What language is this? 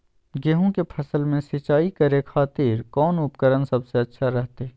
Magahi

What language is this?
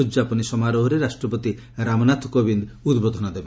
Odia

